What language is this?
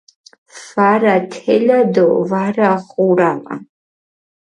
Mingrelian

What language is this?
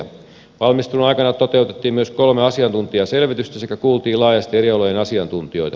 Finnish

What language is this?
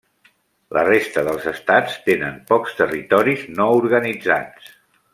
Catalan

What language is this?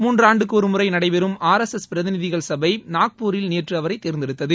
Tamil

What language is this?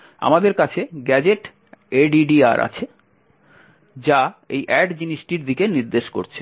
Bangla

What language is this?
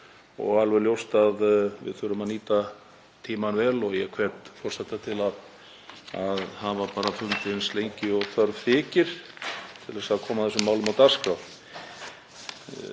Icelandic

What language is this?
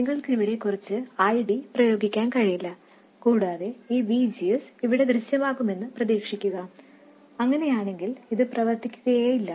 Malayalam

